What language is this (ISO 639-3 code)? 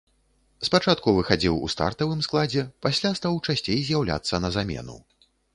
bel